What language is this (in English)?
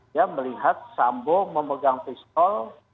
Indonesian